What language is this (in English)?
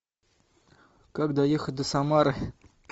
Russian